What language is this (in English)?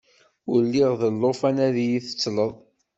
Kabyle